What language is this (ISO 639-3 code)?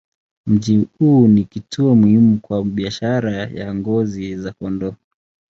swa